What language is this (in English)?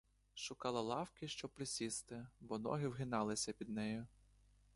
Ukrainian